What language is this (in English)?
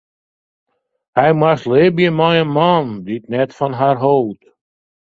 Western Frisian